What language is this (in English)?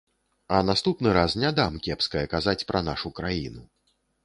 Belarusian